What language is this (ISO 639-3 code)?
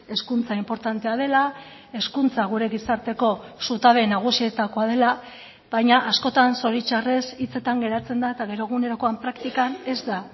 eus